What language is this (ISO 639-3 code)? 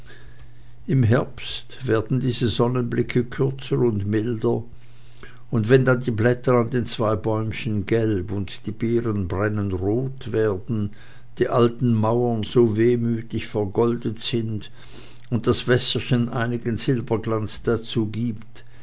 deu